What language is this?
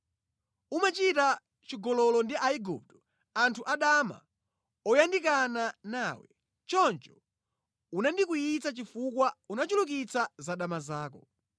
Nyanja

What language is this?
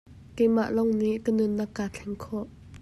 Hakha Chin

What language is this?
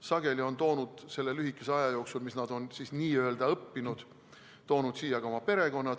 Estonian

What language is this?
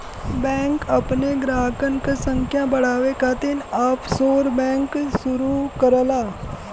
Bhojpuri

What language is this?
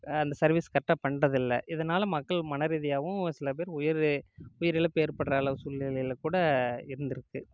Tamil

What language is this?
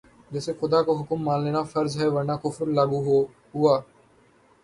Urdu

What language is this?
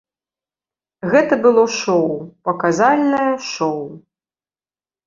Belarusian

